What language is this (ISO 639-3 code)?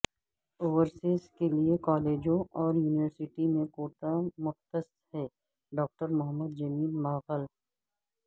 urd